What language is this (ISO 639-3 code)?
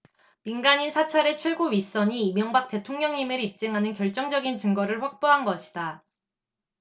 kor